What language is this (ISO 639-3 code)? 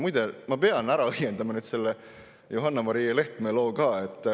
est